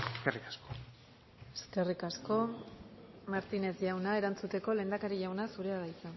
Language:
Basque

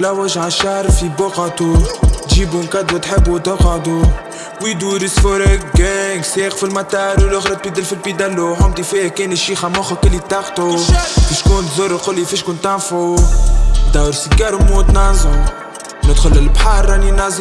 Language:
French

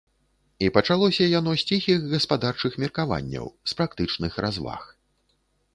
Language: Belarusian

